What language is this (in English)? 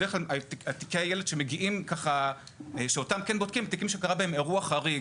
Hebrew